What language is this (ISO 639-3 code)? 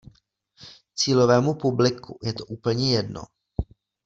ces